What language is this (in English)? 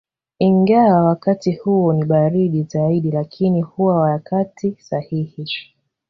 Swahili